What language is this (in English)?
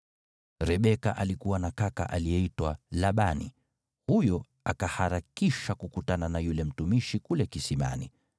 Swahili